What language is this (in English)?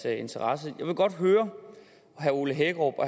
Danish